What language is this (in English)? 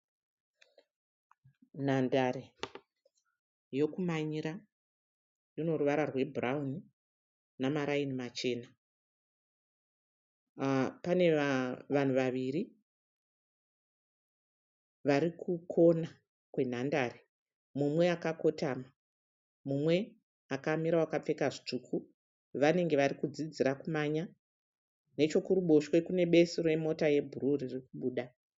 Shona